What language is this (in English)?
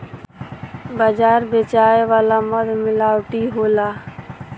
Bhojpuri